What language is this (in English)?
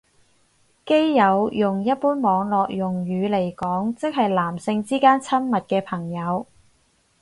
Cantonese